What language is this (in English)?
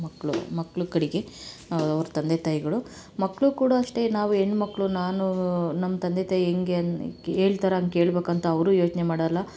Kannada